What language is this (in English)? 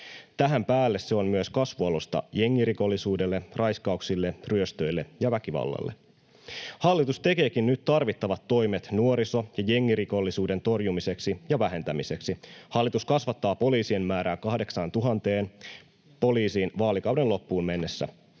Finnish